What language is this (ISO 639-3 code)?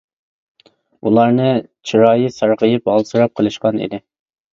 uig